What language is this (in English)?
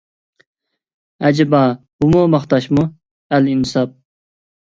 Uyghur